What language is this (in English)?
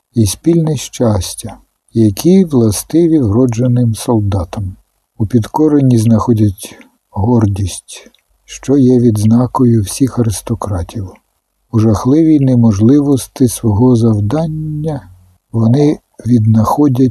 Ukrainian